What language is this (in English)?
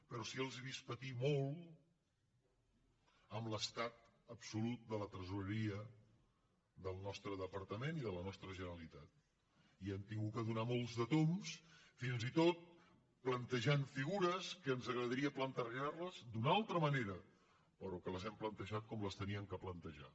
Catalan